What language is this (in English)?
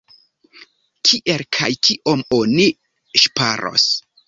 Esperanto